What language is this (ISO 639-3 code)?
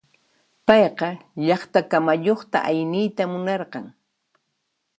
qxp